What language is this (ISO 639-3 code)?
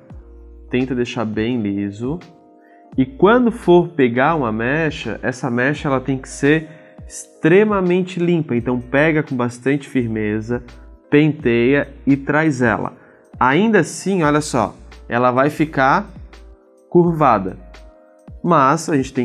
por